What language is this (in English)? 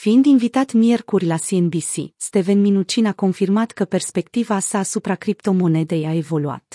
Romanian